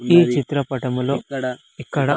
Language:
Telugu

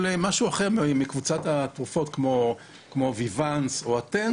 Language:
Hebrew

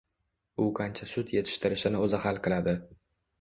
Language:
Uzbek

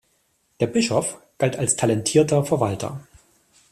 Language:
German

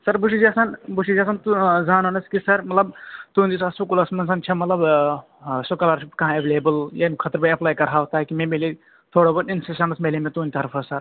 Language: Kashmiri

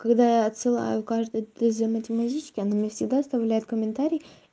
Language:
Russian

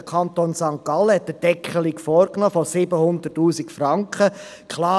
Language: Swiss German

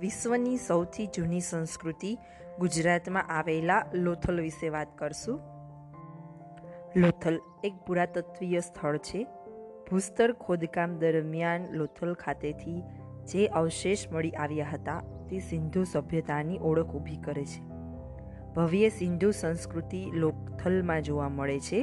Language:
Gujarati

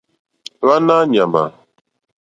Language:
Mokpwe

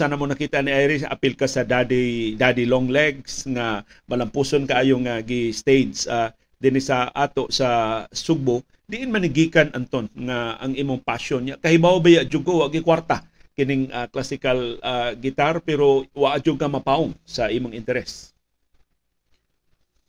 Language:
Filipino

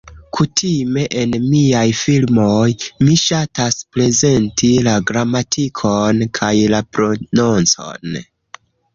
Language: Esperanto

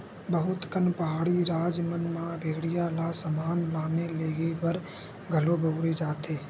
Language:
Chhattisgarhi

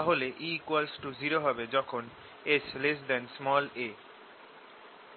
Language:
Bangla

